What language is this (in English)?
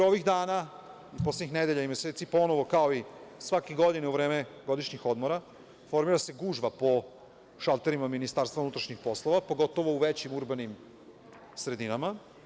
Serbian